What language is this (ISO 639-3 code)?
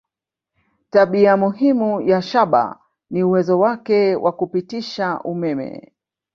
swa